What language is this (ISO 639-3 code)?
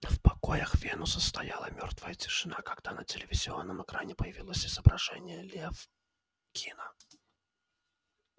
rus